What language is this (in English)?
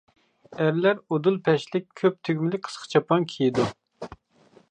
Uyghur